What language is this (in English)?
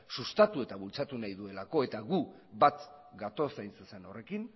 Basque